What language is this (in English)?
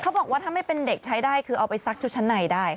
Thai